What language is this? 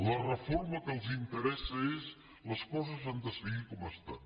Catalan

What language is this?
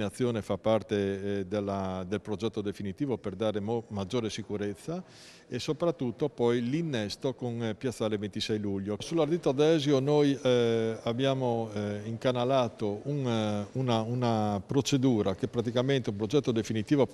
Italian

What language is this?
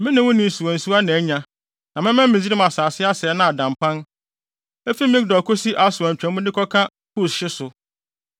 Akan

